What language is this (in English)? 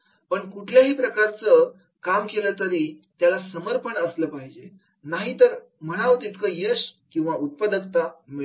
Marathi